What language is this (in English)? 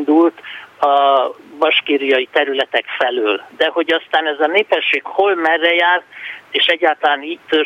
Hungarian